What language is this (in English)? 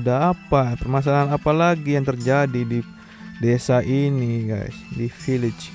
Indonesian